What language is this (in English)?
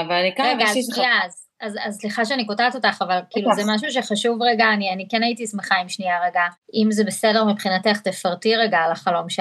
Hebrew